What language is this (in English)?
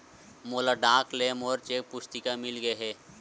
Chhattisgarhi